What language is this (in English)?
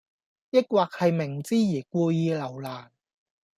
Cantonese